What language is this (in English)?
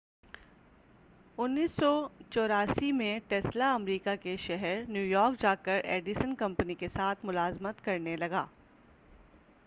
Urdu